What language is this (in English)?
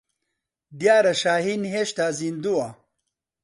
Central Kurdish